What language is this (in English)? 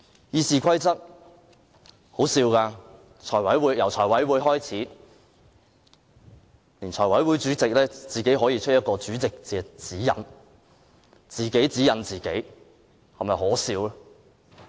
Cantonese